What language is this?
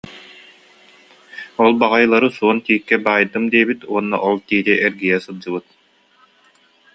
Yakut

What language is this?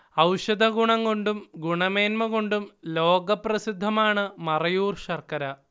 Malayalam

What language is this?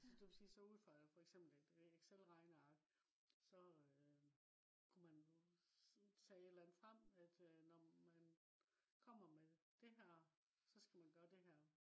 Danish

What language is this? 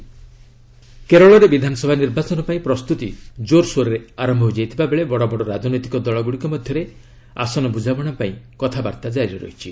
Odia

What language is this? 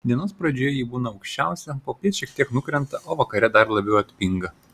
Lithuanian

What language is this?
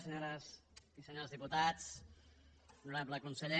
Catalan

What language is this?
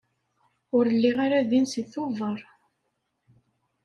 Kabyle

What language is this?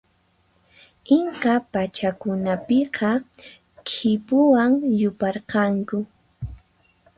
Puno Quechua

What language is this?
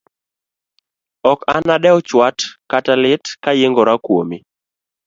Luo (Kenya and Tanzania)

